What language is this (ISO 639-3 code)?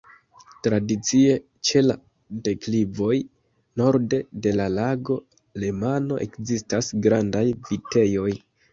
epo